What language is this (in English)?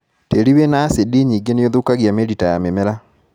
Kikuyu